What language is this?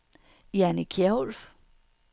Danish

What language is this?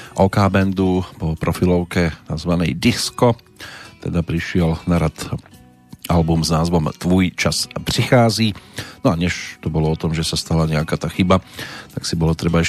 Slovak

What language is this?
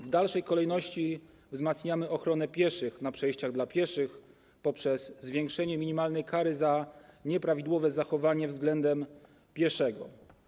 Polish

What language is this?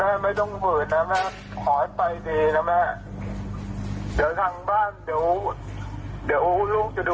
Thai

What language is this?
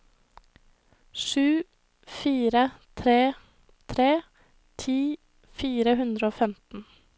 Norwegian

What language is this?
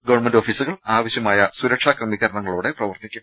Malayalam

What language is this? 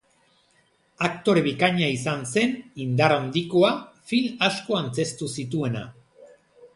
Basque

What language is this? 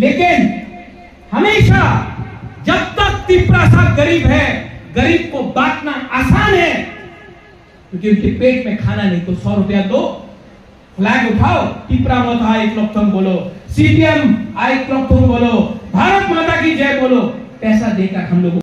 Hindi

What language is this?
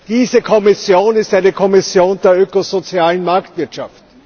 German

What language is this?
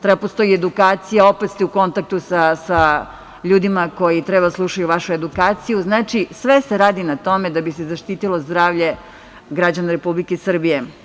Serbian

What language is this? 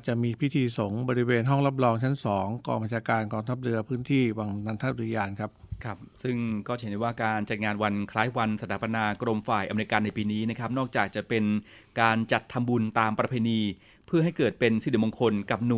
Thai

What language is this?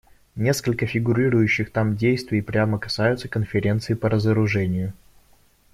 Russian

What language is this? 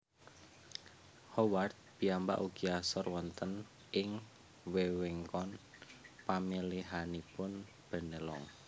Javanese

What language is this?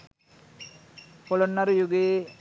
Sinhala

